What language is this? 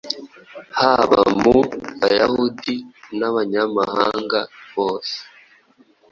Kinyarwanda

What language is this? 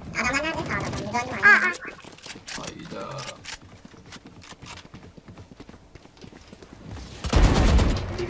Turkish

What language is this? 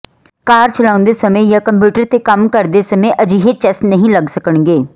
Punjabi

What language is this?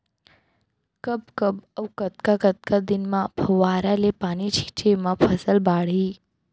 Chhattisgarhi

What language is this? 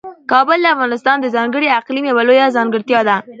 Pashto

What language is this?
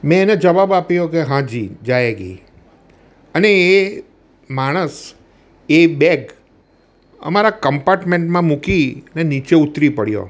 Gujarati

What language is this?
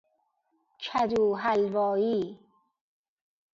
Persian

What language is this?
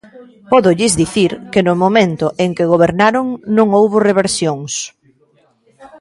Galician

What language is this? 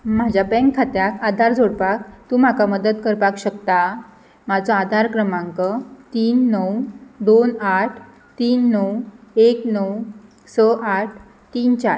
Konkani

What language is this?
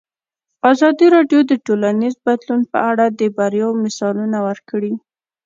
Pashto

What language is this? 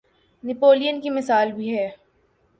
Urdu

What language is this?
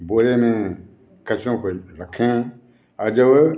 Hindi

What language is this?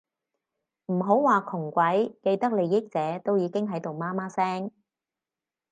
Cantonese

